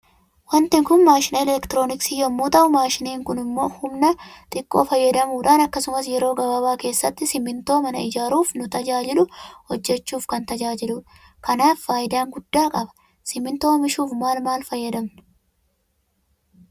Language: Oromo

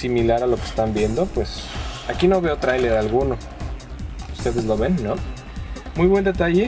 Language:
Spanish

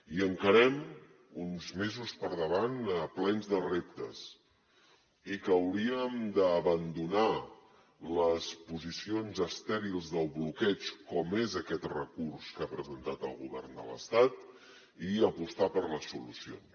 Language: Catalan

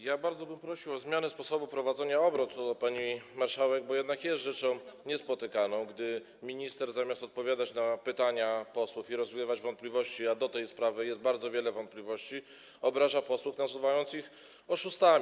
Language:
Polish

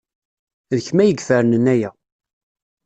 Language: Kabyle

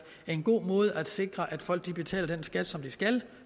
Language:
Danish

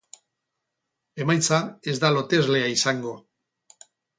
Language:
Basque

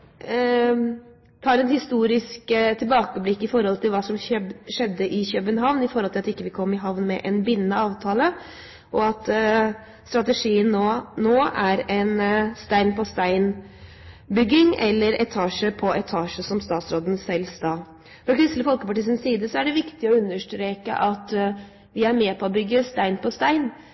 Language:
Norwegian Bokmål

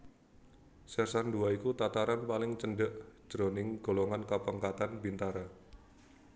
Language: Javanese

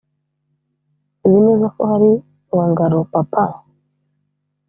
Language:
Kinyarwanda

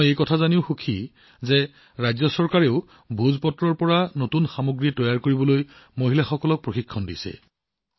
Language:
Assamese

